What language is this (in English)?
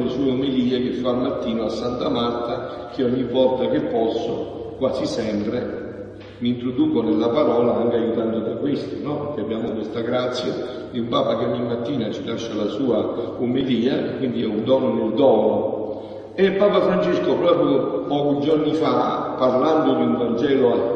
Italian